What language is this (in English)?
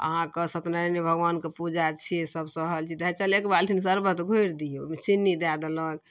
Maithili